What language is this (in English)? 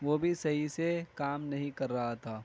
Urdu